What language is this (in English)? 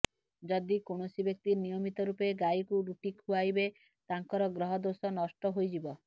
Odia